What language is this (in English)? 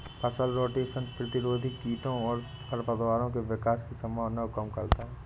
Hindi